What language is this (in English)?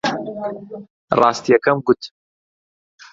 Central Kurdish